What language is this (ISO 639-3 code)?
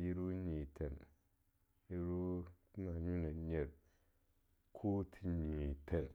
lnu